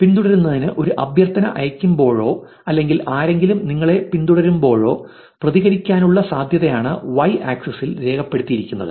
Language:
Malayalam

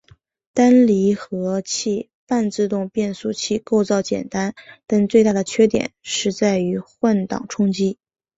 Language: Chinese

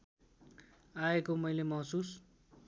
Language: Nepali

